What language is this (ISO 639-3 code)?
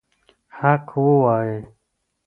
pus